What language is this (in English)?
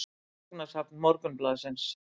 Icelandic